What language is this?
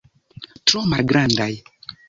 Esperanto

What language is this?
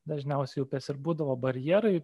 Lithuanian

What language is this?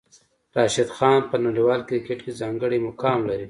Pashto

